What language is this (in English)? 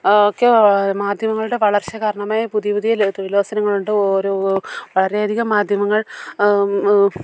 Malayalam